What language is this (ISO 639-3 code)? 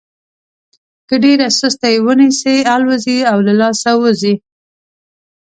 pus